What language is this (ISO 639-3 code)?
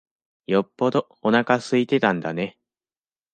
jpn